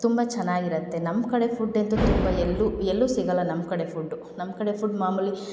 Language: Kannada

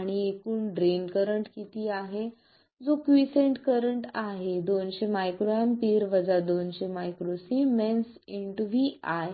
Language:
Marathi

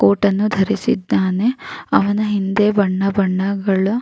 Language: Kannada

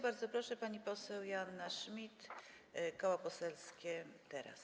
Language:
Polish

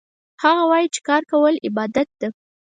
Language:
Pashto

